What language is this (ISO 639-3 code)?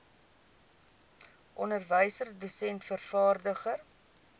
afr